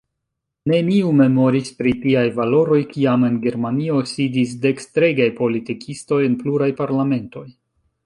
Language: Esperanto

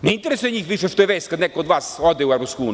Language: Serbian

